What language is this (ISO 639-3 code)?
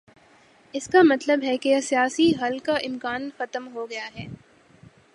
urd